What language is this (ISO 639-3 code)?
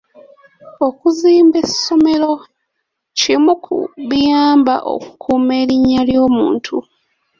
lug